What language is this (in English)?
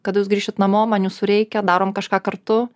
Lithuanian